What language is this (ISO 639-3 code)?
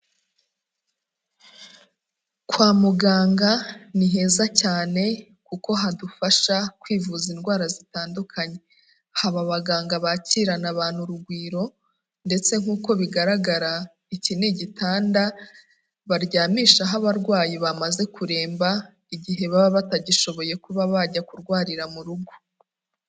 kin